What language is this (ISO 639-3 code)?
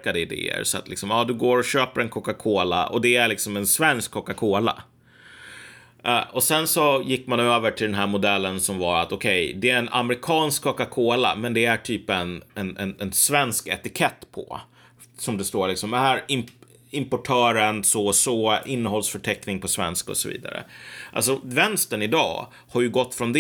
swe